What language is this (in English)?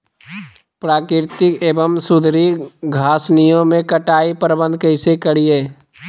Magahi